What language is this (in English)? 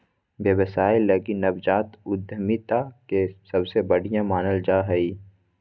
Magahi